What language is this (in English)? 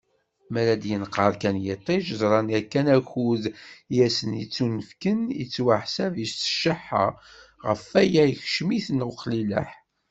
Kabyle